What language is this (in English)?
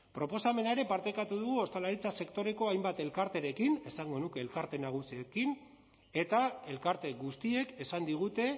Basque